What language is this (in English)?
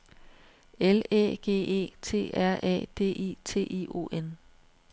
Danish